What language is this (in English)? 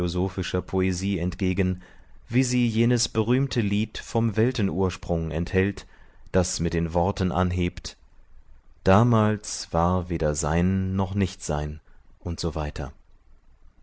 German